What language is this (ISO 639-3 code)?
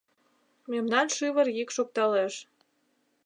chm